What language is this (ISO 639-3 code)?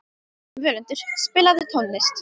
isl